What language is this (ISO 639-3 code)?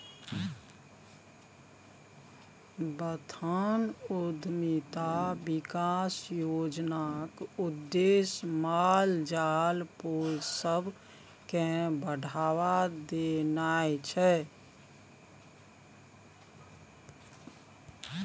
mai